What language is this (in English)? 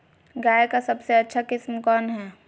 Magahi